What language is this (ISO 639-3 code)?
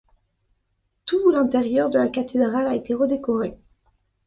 fra